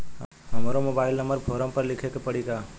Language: Bhojpuri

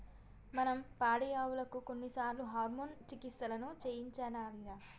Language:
Telugu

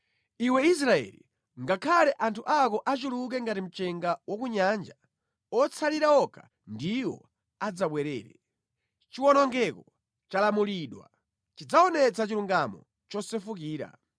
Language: Nyanja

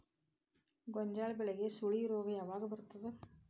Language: Kannada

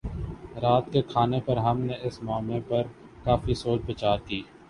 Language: Urdu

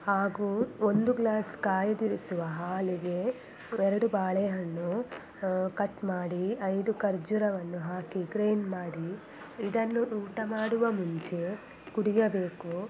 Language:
Kannada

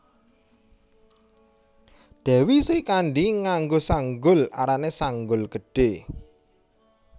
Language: Javanese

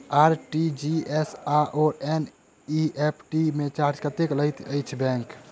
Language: Maithili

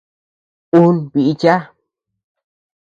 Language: Tepeuxila Cuicatec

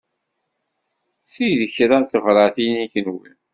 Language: Kabyle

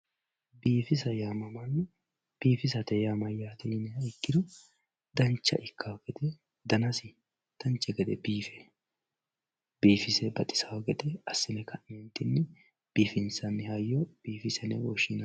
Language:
Sidamo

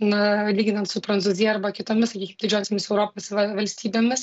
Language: Lithuanian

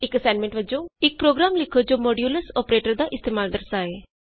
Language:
Punjabi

